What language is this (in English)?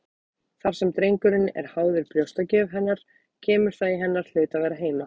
Icelandic